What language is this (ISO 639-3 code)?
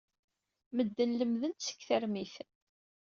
kab